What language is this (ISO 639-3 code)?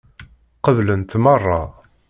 kab